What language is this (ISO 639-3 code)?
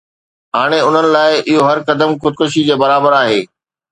snd